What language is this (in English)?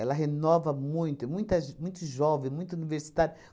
Portuguese